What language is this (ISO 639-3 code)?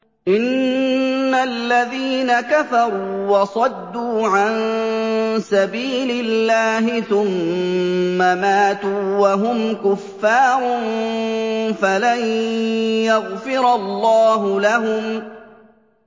ara